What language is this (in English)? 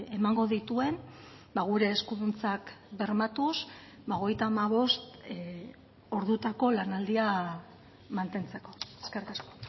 Basque